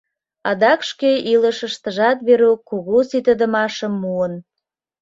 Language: Mari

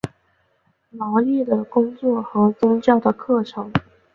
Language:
Chinese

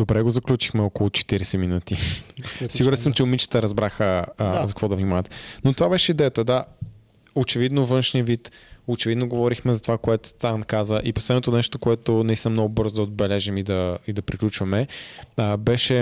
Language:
Bulgarian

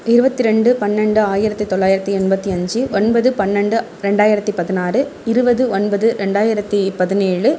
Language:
Tamil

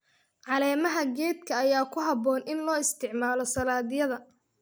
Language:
Somali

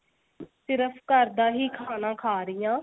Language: Punjabi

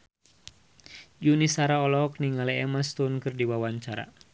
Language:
Sundanese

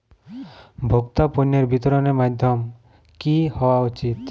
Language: Bangla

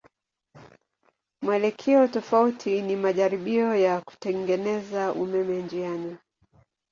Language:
Swahili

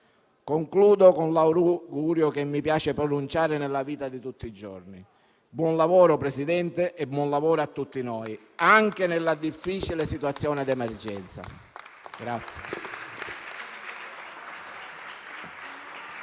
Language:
Italian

